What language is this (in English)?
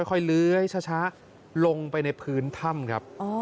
Thai